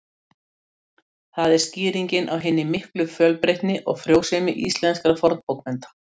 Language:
Icelandic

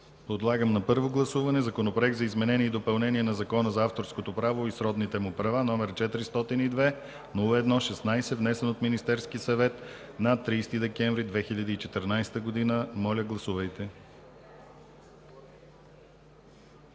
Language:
Bulgarian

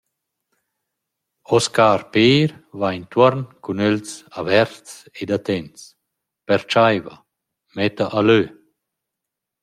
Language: Romansh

